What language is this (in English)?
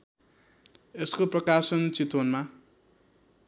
Nepali